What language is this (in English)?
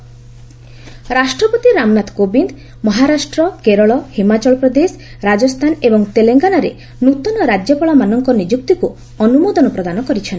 Odia